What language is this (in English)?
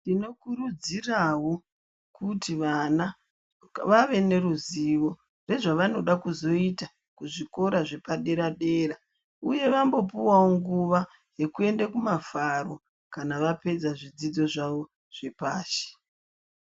Ndau